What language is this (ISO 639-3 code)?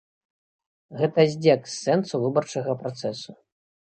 bel